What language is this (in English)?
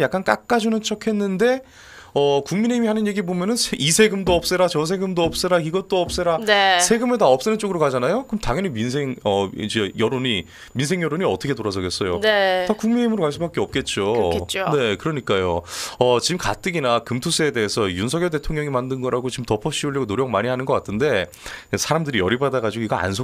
Korean